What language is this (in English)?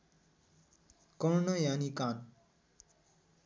Nepali